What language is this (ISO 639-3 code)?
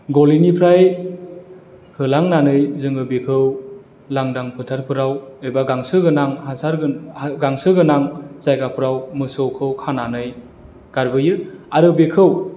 brx